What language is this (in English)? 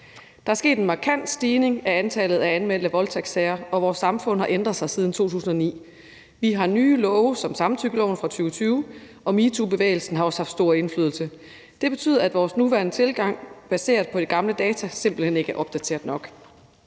Danish